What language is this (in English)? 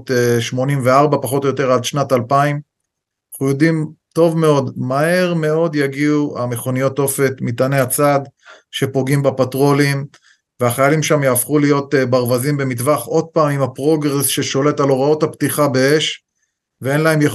Hebrew